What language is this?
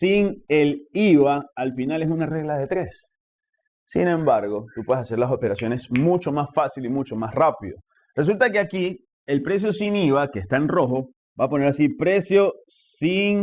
Spanish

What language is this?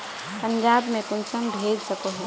Magahi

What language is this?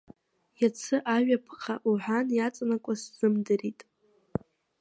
Abkhazian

